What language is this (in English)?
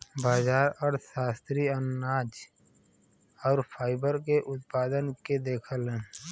Bhojpuri